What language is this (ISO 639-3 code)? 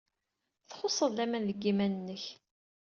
kab